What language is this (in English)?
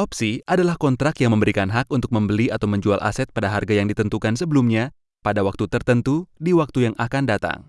Indonesian